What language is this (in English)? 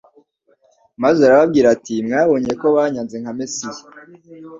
Kinyarwanda